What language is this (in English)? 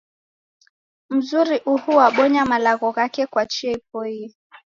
Taita